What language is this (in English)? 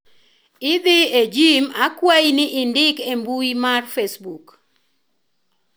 Luo (Kenya and Tanzania)